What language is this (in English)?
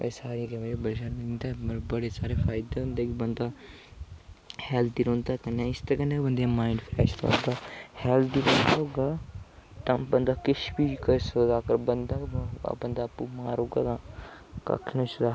Dogri